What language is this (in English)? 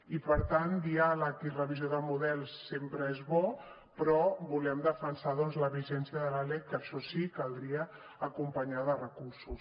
Catalan